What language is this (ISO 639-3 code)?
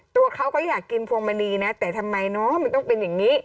tha